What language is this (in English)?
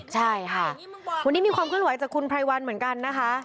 Thai